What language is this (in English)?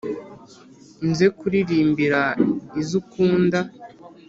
Kinyarwanda